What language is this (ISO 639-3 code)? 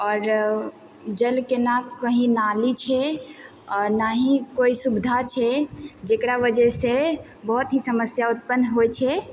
mai